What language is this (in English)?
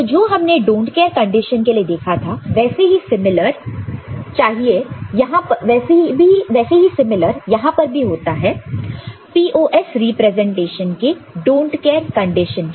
Hindi